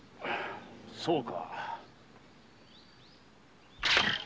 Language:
Japanese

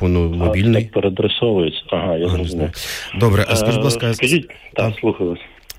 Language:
Ukrainian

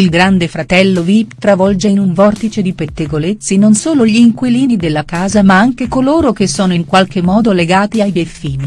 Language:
Italian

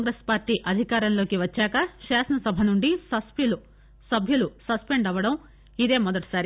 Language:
Telugu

